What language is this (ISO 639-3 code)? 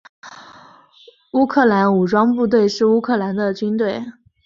zho